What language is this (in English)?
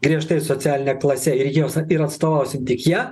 Lithuanian